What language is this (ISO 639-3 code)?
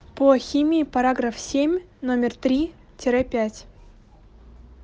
rus